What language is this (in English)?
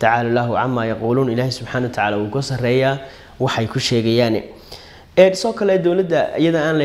Arabic